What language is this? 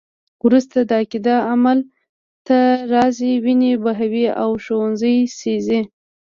Pashto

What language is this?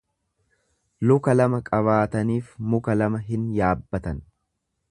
Oromo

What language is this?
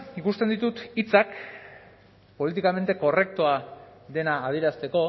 Basque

